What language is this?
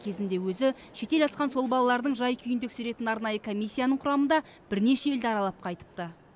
Kazakh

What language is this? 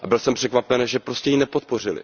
Czech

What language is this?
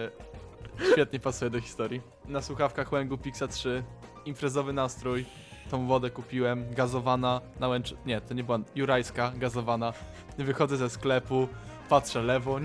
Polish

